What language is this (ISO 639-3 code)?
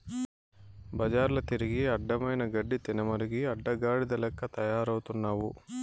tel